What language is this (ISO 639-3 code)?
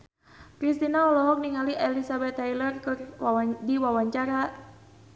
sun